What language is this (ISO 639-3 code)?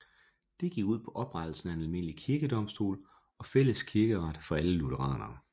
dan